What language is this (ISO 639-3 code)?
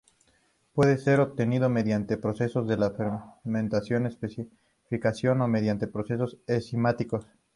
spa